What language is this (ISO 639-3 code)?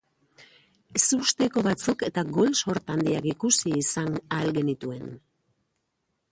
eus